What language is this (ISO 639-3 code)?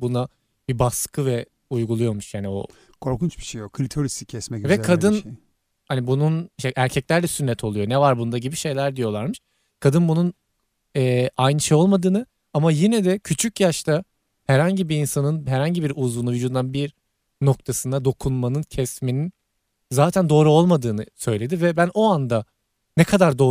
tur